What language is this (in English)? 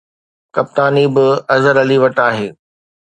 Sindhi